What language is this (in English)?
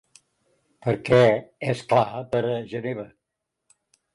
Catalan